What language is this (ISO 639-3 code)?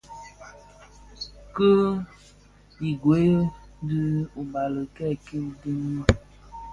ksf